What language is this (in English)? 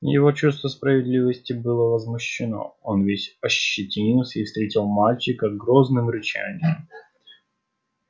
Russian